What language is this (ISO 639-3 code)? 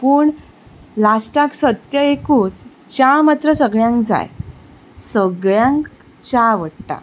kok